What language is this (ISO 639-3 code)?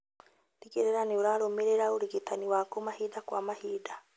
kik